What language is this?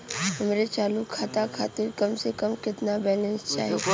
Bhojpuri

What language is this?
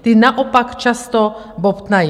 Czech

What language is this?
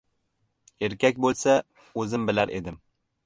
Uzbek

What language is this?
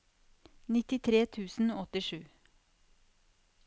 Norwegian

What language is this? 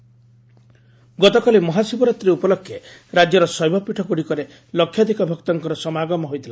Odia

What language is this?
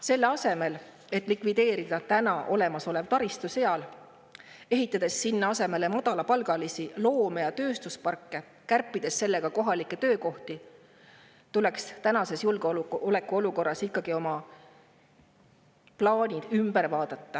Estonian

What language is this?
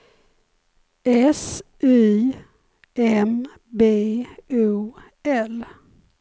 Swedish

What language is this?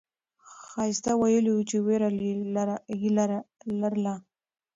Pashto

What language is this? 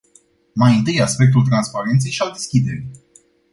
Romanian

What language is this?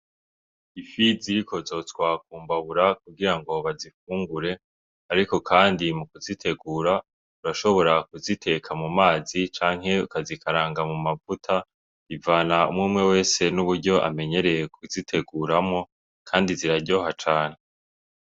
Rundi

